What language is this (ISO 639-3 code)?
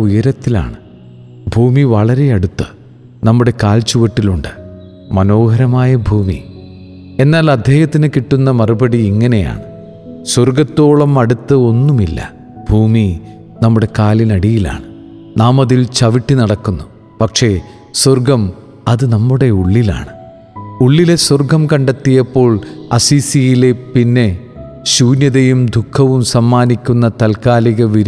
mal